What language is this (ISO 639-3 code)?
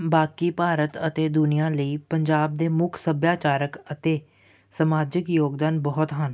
pan